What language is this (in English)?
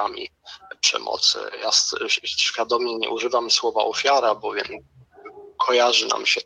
Polish